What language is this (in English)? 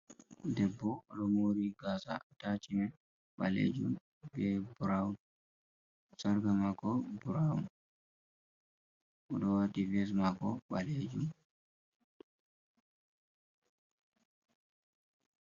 Fula